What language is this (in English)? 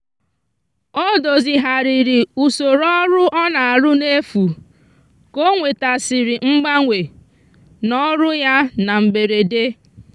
Igbo